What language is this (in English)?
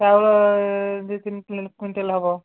Odia